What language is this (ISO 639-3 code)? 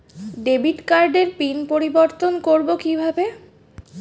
ben